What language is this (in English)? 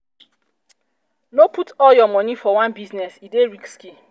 Nigerian Pidgin